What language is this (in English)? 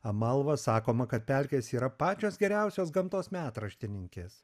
Lithuanian